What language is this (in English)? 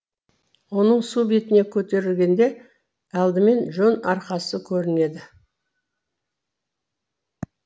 Kazakh